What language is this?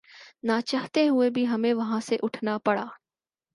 Urdu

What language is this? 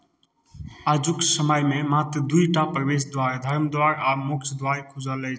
Maithili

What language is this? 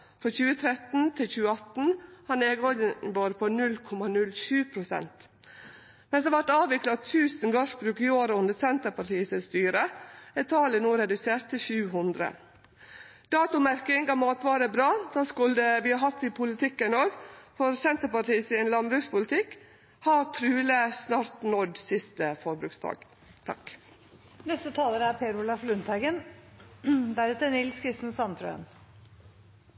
Norwegian Nynorsk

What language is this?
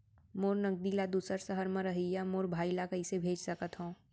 Chhattisgarhi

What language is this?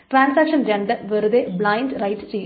Malayalam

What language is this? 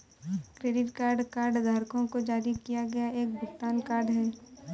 Hindi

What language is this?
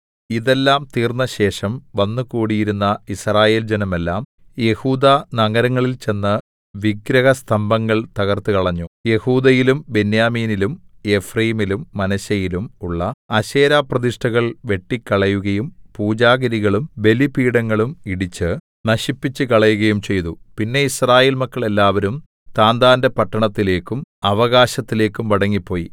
Malayalam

